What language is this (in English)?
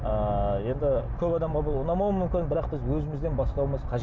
Kazakh